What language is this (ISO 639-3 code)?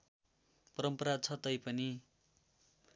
nep